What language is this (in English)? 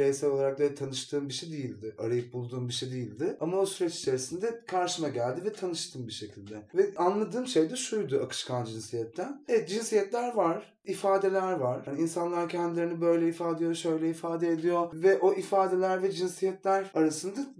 Turkish